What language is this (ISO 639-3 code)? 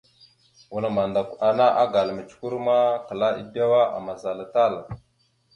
mxu